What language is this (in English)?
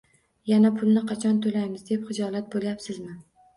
Uzbek